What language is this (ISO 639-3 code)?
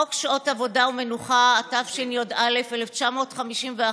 heb